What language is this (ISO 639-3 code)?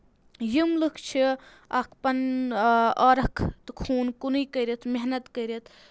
kas